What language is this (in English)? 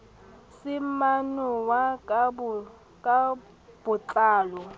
Southern Sotho